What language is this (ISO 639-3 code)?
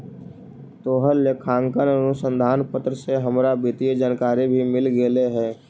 mag